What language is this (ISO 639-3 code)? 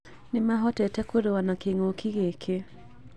kik